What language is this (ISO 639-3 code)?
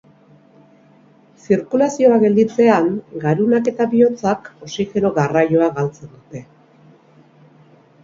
eus